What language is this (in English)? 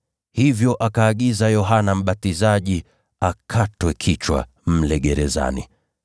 Swahili